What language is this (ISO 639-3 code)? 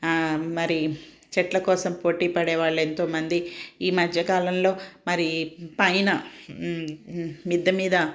tel